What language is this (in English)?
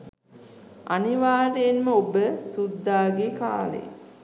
Sinhala